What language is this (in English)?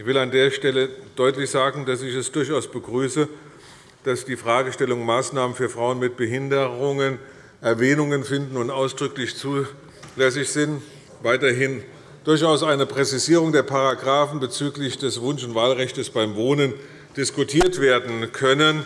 German